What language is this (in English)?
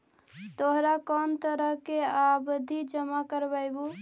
Magahi